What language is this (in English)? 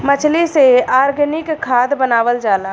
Bhojpuri